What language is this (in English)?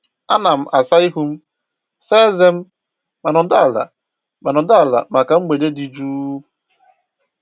Igbo